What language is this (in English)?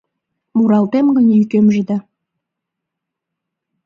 Mari